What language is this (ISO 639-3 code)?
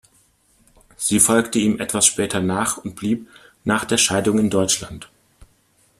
deu